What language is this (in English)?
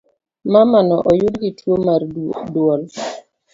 Luo (Kenya and Tanzania)